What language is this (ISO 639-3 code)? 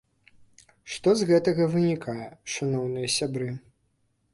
bel